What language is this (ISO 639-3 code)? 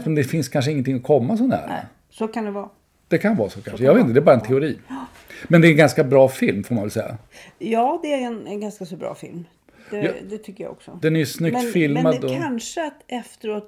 swe